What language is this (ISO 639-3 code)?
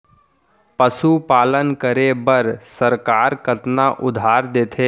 hne